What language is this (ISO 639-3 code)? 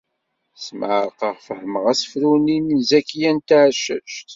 kab